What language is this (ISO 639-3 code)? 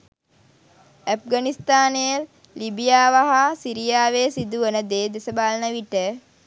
sin